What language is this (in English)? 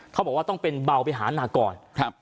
Thai